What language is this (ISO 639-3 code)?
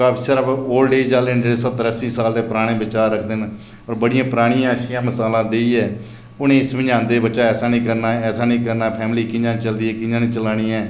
doi